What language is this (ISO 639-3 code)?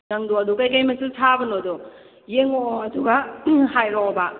mni